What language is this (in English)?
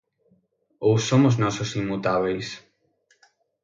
Galician